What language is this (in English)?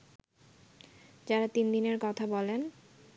Bangla